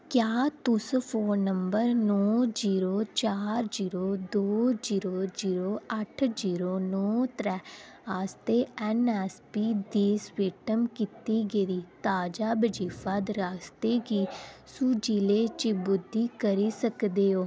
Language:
Dogri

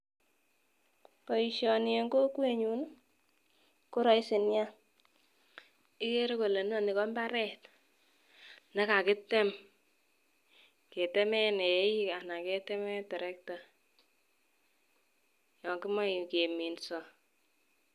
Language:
Kalenjin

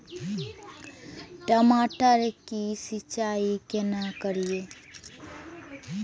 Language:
Maithili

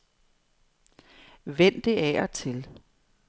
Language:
Danish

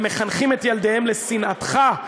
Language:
Hebrew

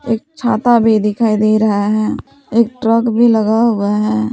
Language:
Hindi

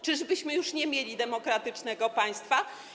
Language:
Polish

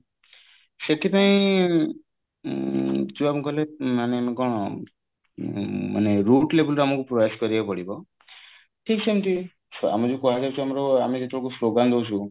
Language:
Odia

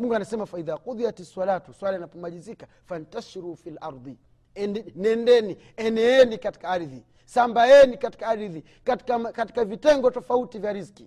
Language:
Swahili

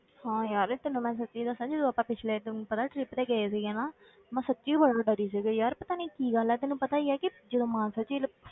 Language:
Punjabi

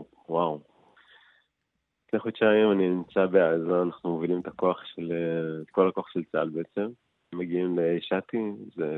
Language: Hebrew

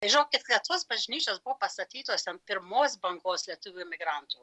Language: Lithuanian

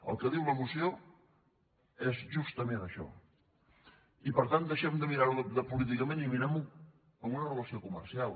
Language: Catalan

